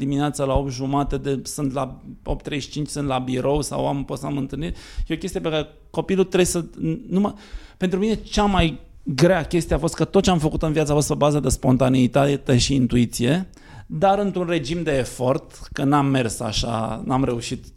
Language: Romanian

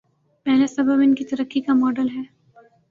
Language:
Urdu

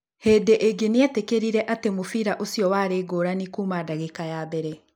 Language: Kikuyu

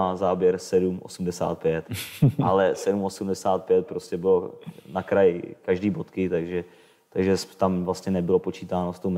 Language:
Czech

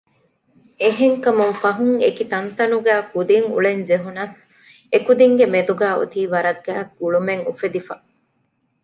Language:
Divehi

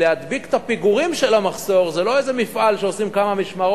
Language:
Hebrew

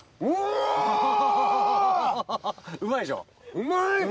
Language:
Japanese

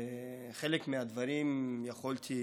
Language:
Hebrew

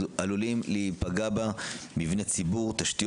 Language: Hebrew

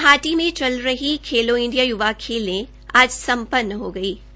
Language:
Hindi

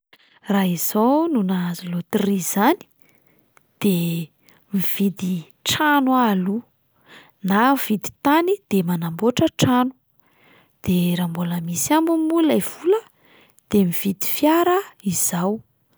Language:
Malagasy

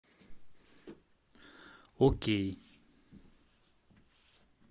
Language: Russian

